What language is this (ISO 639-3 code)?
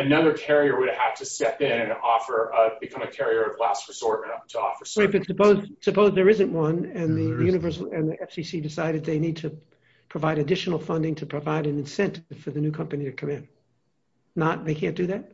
eng